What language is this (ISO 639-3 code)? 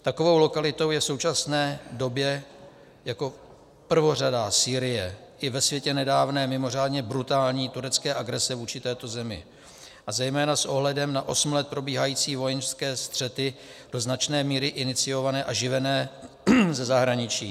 ces